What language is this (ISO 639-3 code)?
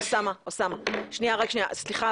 heb